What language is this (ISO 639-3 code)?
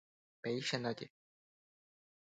grn